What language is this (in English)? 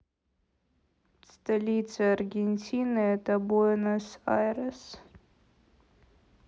Russian